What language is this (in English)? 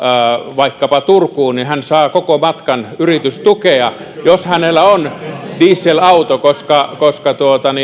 Finnish